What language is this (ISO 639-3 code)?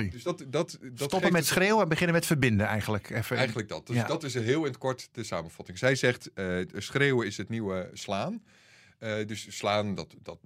nld